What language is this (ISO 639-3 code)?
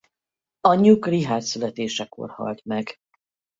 hun